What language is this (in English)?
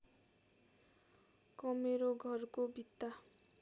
Nepali